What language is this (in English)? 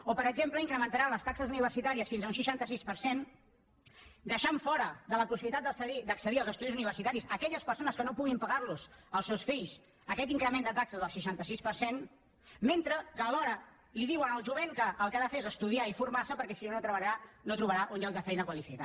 Catalan